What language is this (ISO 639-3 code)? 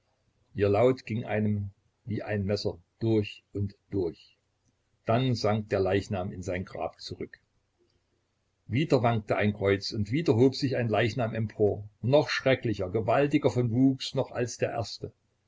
deu